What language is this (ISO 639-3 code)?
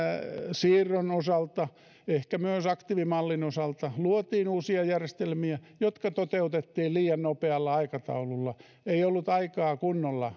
fin